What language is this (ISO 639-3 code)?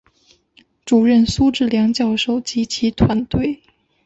zho